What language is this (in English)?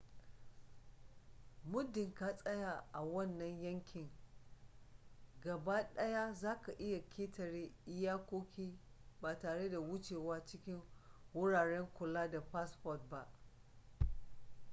Hausa